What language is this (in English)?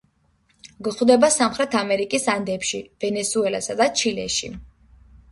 Georgian